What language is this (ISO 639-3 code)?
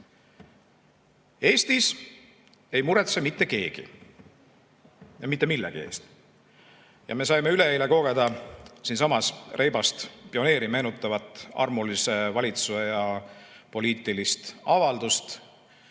est